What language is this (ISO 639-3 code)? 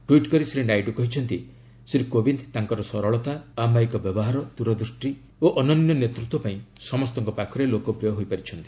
ori